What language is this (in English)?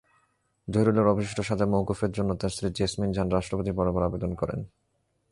Bangla